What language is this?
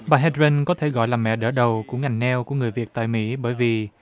Vietnamese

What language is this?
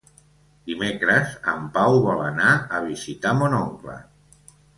Catalan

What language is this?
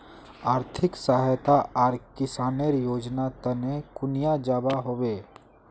Magahi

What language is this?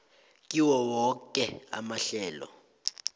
South Ndebele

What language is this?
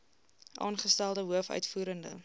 Afrikaans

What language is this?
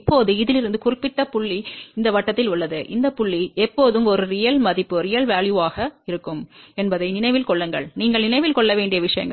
Tamil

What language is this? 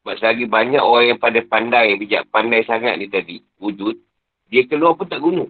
Malay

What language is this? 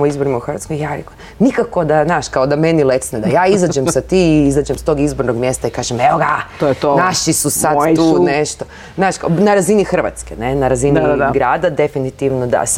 Croatian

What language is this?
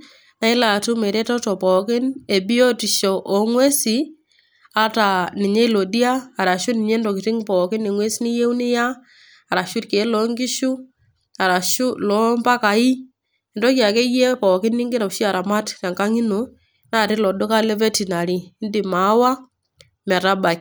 Masai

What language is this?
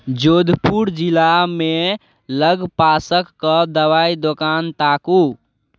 Maithili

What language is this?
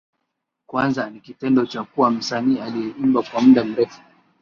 Swahili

